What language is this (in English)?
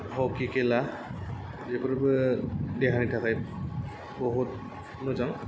Bodo